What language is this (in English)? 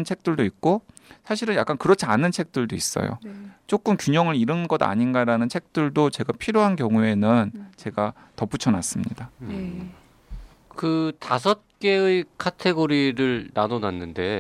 Korean